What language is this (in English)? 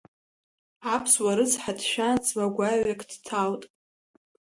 Abkhazian